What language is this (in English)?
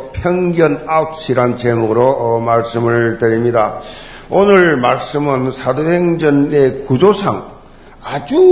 Korean